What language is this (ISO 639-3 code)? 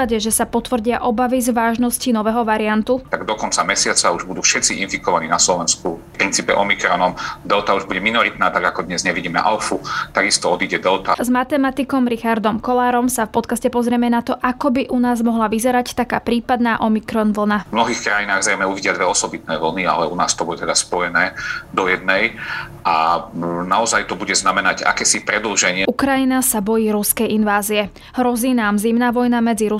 slk